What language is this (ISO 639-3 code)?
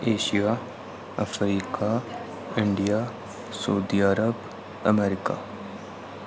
doi